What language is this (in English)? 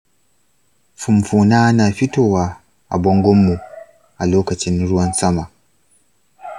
Hausa